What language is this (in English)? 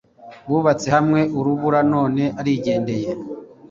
Kinyarwanda